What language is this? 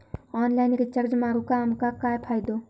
Marathi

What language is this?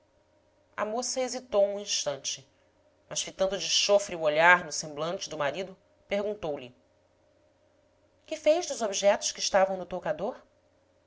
Portuguese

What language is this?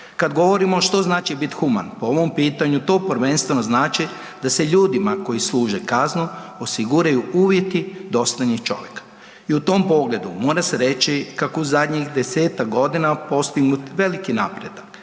Croatian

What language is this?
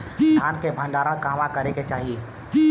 Bhojpuri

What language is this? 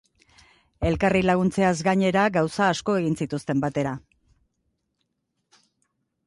Basque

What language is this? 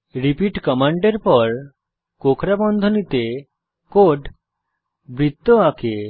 Bangla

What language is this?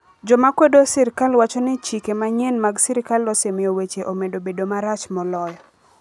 Luo (Kenya and Tanzania)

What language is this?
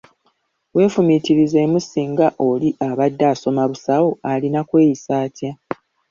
Ganda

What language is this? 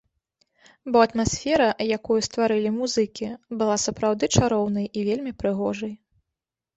Belarusian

